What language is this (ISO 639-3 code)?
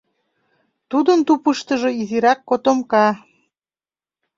chm